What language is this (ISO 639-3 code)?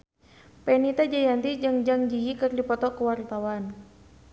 sun